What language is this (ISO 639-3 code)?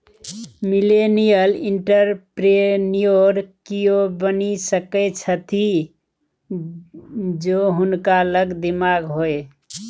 mai